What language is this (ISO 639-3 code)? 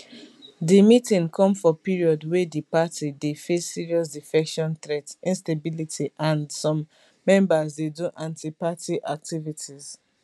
pcm